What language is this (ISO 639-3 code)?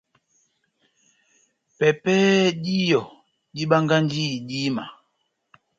bnm